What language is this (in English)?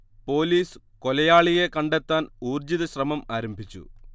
Malayalam